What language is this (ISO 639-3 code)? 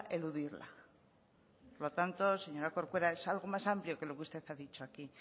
spa